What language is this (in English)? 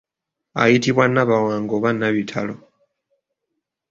Ganda